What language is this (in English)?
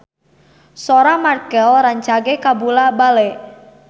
Sundanese